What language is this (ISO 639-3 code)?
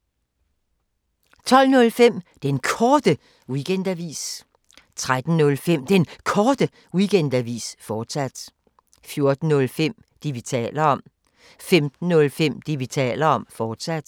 dan